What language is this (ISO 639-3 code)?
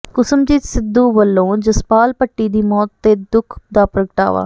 pan